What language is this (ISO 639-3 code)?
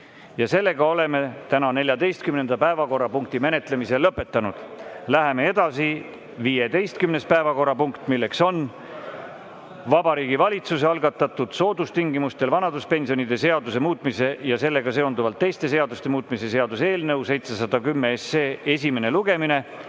est